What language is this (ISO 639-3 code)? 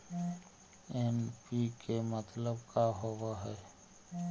mag